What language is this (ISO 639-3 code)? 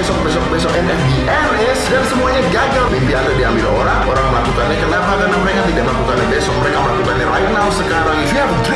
ind